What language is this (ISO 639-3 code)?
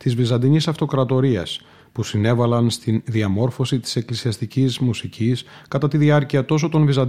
ell